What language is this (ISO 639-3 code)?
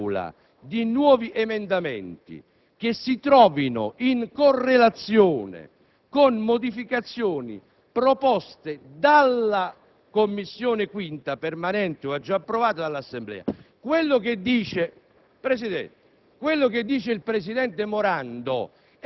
ita